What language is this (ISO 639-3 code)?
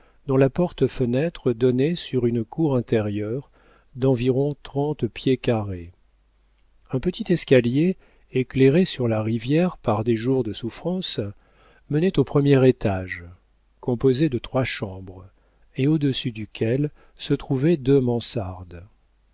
fra